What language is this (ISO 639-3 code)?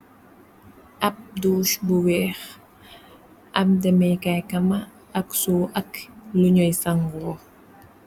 wol